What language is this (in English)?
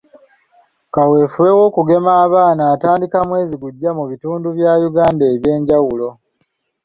Ganda